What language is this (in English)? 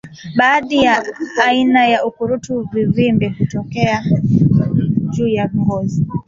Swahili